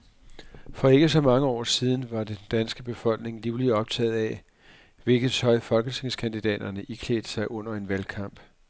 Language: Danish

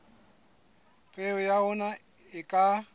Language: Southern Sotho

